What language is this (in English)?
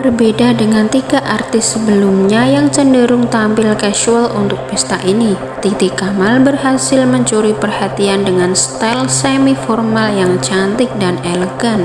Indonesian